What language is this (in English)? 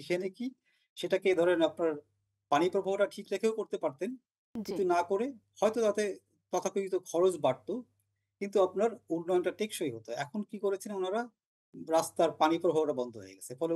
Bangla